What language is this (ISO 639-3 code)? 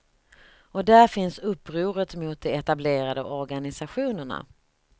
swe